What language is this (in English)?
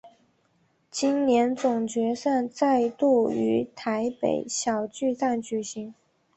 Chinese